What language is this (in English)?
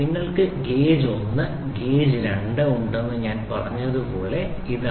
Malayalam